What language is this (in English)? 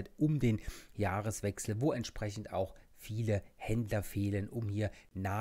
German